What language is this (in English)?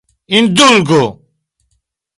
Esperanto